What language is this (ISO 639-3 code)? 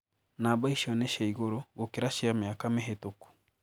kik